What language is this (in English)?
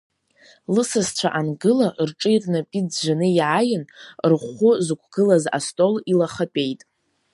Abkhazian